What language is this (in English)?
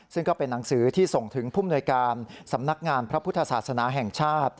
Thai